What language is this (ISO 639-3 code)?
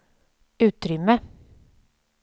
swe